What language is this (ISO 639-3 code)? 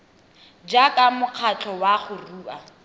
tsn